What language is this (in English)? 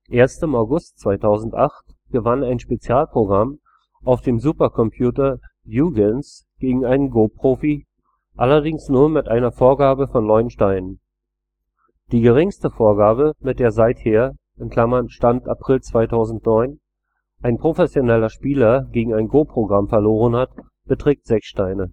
German